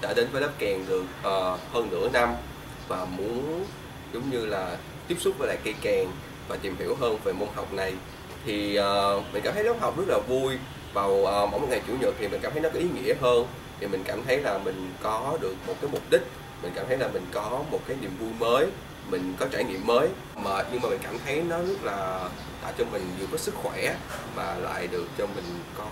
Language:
Vietnamese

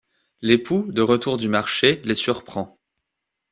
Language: French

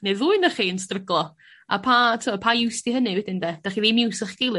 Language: Welsh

